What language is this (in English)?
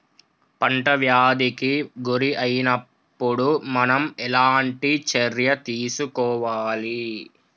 Telugu